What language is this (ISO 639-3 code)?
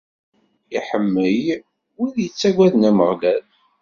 kab